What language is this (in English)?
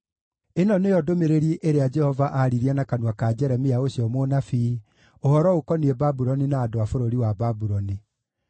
Kikuyu